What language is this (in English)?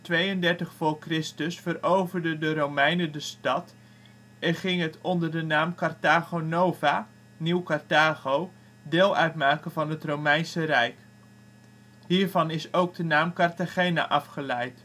Dutch